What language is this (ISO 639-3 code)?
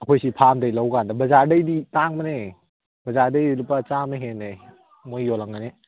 mni